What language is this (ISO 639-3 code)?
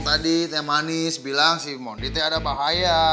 ind